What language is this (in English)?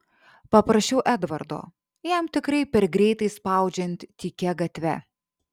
Lithuanian